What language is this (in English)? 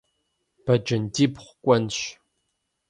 Kabardian